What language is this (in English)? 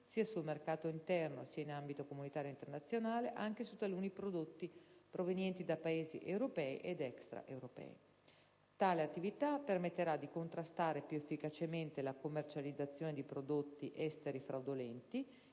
Italian